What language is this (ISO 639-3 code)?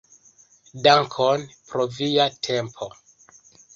epo